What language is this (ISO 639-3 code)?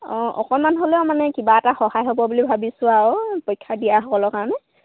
asm